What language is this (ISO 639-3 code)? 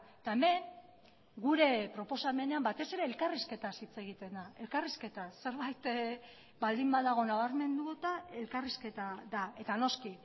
eus